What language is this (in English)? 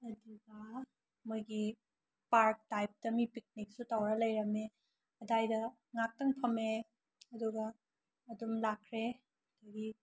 Manipuri